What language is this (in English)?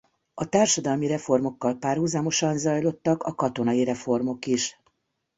Hungarian